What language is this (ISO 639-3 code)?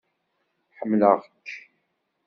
kab